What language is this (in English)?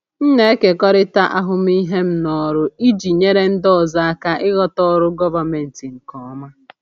Igbo